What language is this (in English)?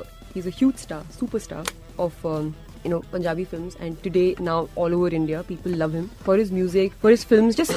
Hindi